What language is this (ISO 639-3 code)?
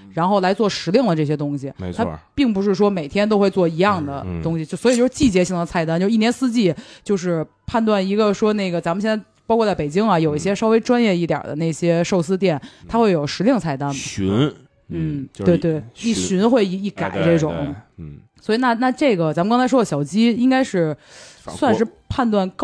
zho